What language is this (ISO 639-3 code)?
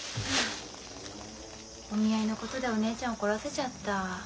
jpn